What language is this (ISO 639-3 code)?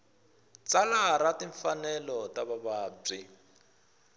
tso